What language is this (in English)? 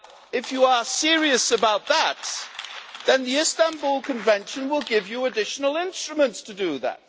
English